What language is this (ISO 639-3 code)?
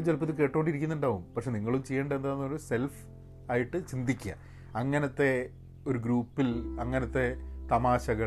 mal